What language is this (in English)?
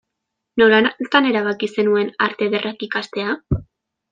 Basque